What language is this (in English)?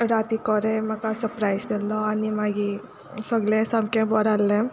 Konkani